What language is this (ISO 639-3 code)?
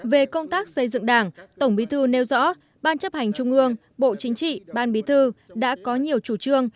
vie